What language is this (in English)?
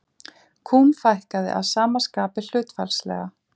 Icelandic